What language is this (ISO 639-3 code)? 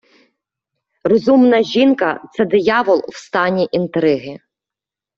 ukr